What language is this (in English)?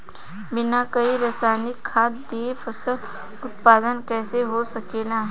Bhojpuri